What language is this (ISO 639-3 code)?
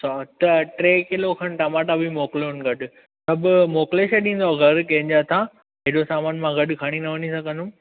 snd